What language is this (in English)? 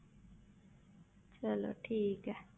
Punjabi